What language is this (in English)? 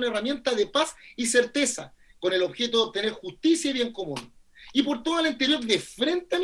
Spanish